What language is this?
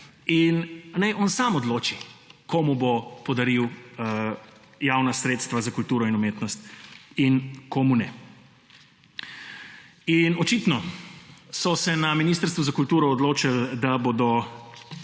Slovenian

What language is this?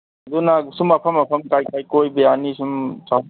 Manipuri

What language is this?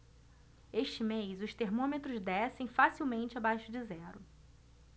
Portuguese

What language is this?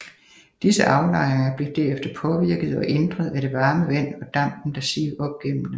Danish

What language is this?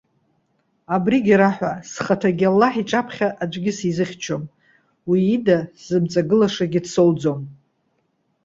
Abkhazian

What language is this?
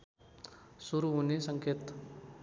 Nepali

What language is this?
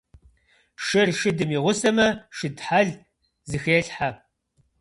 Kabardian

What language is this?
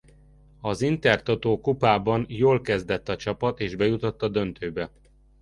Hungarian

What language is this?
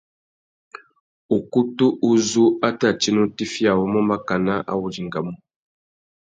Tuki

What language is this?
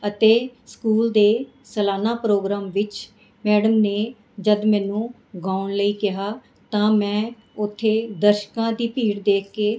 Punjabi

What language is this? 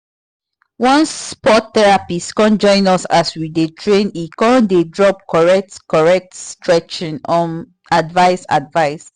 Nigerian Pidgin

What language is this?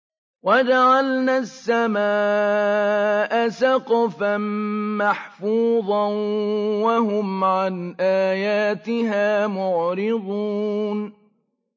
Arabic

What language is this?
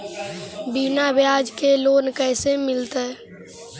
Magahi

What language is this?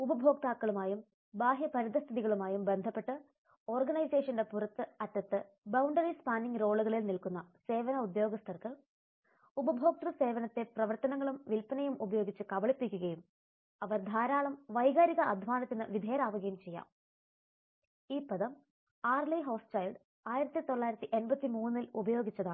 Malayalam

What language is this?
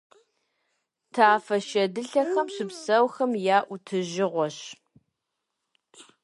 Kabardian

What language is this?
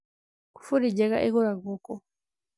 Kikuyu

